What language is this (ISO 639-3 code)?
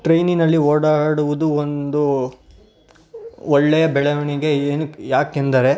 kan